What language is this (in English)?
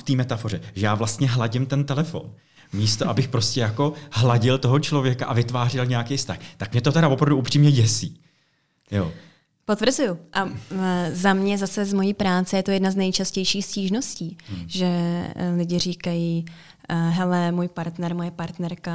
Czech